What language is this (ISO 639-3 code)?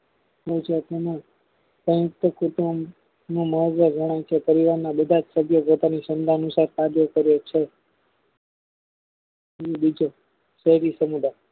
guj